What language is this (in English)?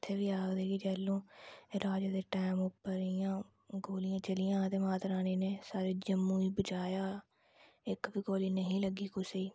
Dogri